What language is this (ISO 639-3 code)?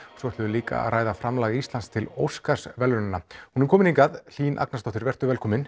isl